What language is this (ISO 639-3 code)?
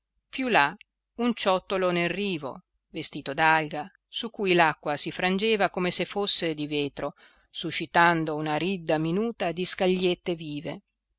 ita